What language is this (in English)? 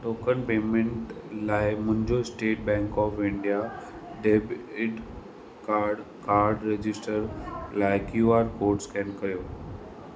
Sindhi